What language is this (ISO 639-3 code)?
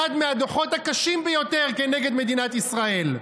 heb